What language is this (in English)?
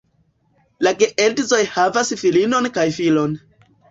Esperanto